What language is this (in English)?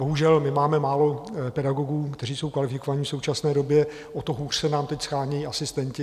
Czech